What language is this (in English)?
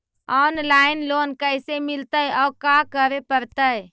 Magahi